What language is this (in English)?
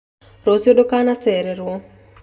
Kikuyu